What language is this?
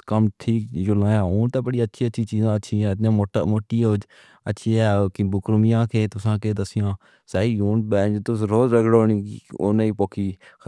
Pahari-Potwari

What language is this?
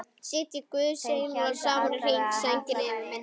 Icelandic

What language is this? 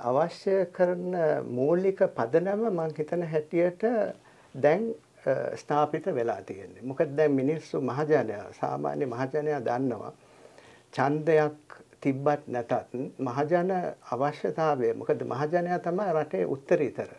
Arabic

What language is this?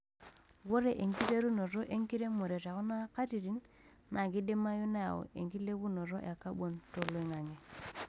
Masai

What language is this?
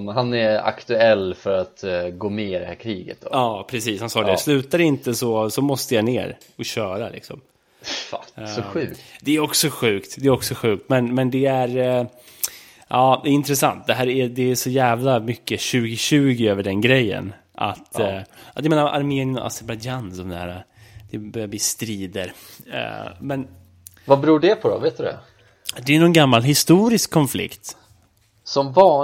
Swedish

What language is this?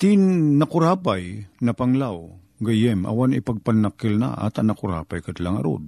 Filipino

